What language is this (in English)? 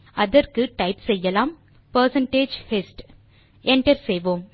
Tamil